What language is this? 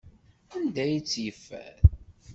Kabyle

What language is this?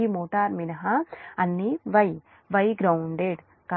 Telugu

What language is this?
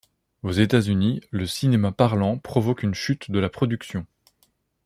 French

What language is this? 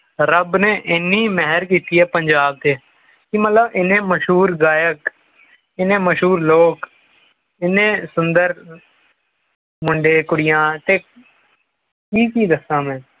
Punjabi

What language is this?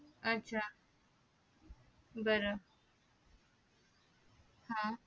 Marathi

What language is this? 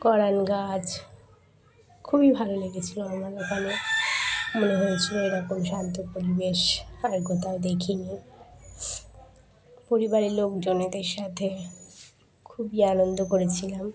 Bangla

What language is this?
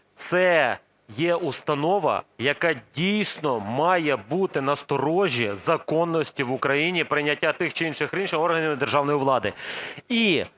Ukrainian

